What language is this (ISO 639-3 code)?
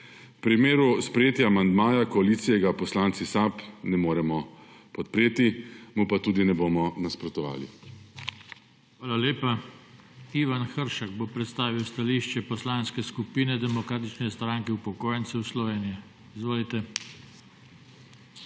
slv